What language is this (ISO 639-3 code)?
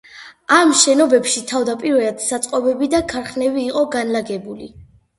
kat